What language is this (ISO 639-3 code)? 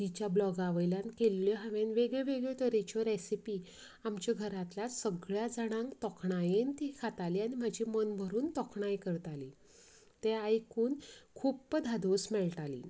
kok